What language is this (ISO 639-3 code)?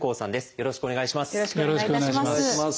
jpn